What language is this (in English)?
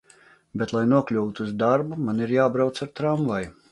Latvian